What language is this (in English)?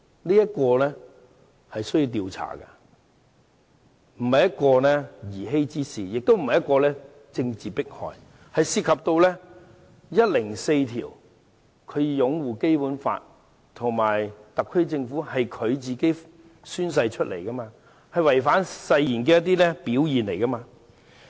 Cantonese